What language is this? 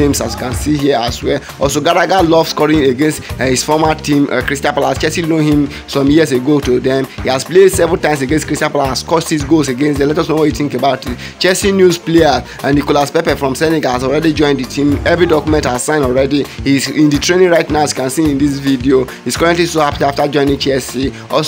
English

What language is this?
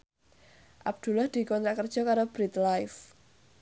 Javanese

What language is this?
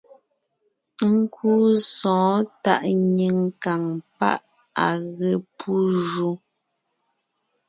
Ngiemboon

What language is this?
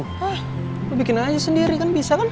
Indonesian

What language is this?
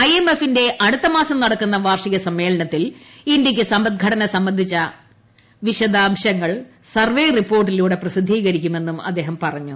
Malayalam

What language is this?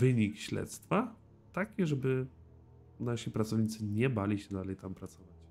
Polish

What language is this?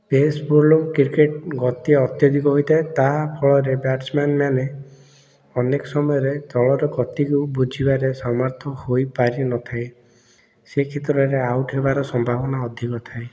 Odia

